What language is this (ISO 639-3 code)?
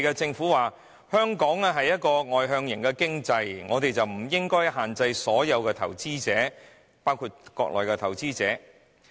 yue